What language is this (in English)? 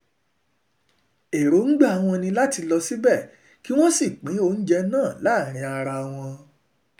Yoruba